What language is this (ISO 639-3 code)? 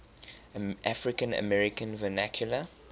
eng